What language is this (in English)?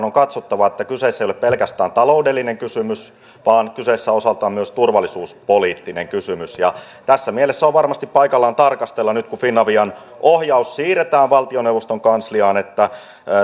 Finnish